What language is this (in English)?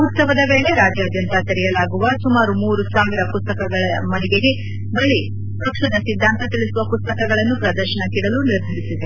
Kannada